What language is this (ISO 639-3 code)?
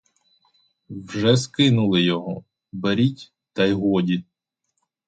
ukr